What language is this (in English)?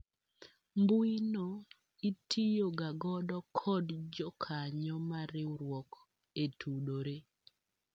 Luo (Kenya and Tanzania)